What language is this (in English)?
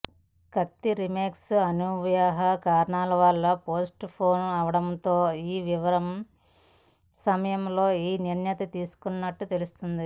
Telugu